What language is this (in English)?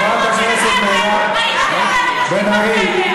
Hebrew